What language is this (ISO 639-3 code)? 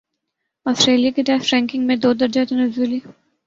urd